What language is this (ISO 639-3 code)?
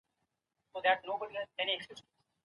pus